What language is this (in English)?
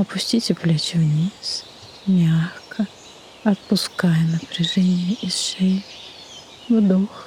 Russian